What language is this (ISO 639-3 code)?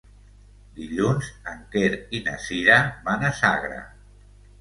cat